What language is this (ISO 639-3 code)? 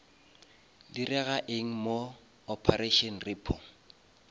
nso